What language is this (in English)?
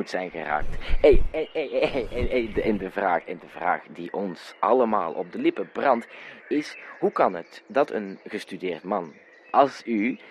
Dutch